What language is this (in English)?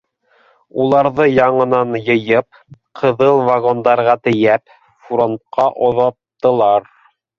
Bashkir